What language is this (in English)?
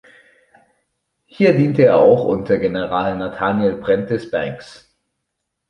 German